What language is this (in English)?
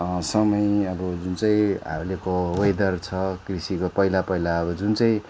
Nepali